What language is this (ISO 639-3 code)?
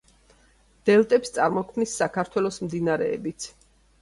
kat